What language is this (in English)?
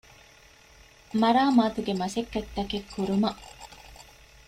Divehi